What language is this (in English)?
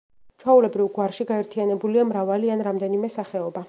Georgian